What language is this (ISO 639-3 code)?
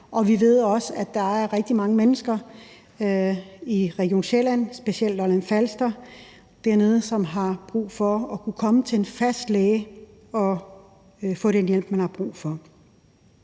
dan